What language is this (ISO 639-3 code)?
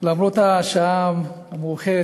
heb